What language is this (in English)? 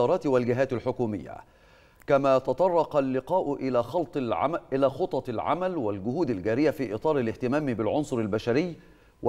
Arabic